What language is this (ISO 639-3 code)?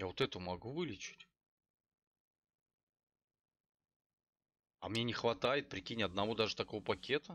rus